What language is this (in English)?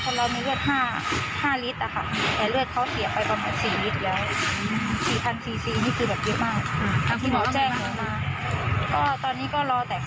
Thai